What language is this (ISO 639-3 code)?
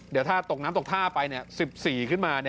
tha